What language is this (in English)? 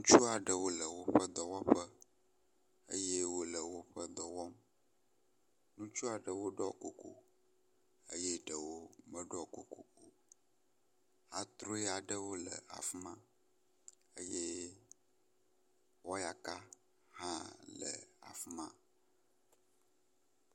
Ewe